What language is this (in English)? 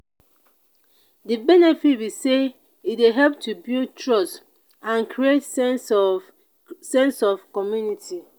Nigerian Pidgin